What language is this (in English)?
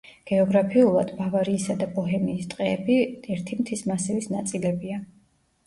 Georgian